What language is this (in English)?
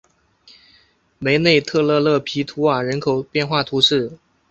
Chinese